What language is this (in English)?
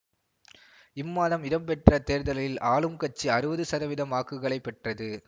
Tamil